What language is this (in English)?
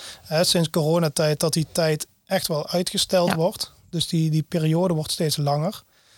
Dutch